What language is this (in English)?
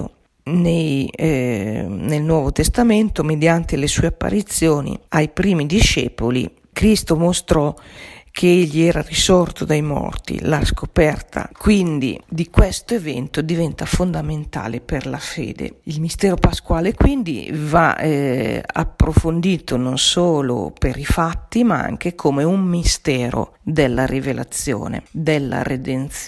Italian